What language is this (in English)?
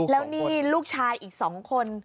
Thai